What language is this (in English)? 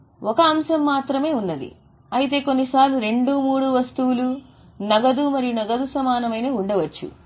Telugu